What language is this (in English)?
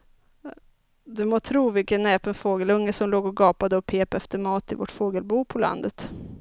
Swedish